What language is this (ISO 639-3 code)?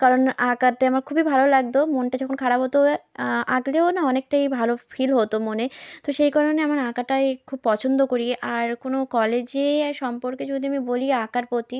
ben